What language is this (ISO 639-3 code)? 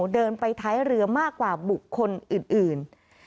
tha